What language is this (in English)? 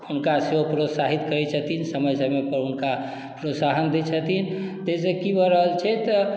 Maithili